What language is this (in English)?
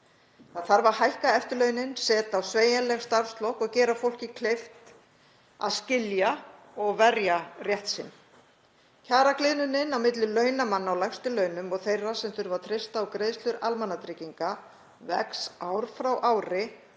Icelandic